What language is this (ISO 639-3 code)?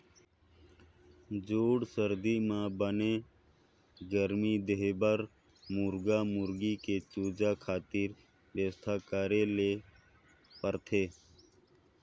hne